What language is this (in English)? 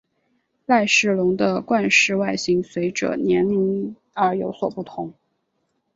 Chinese